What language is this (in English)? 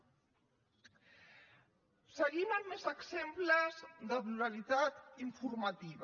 Catalan